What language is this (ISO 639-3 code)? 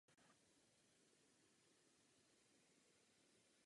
ces